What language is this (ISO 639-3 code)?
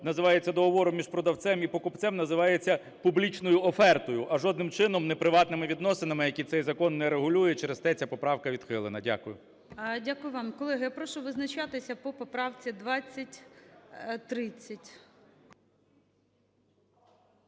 ukr